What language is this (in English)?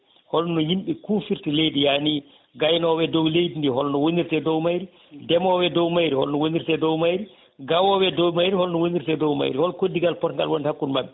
Fula